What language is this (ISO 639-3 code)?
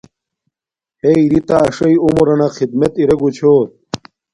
dmk